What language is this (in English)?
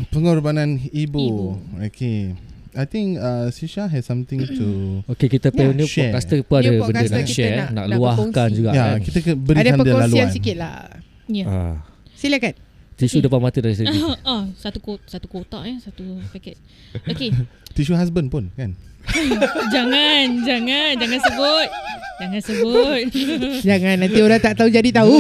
Malay